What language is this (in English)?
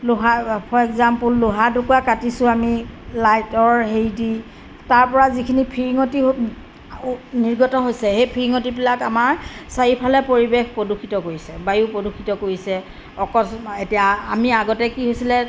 Assamese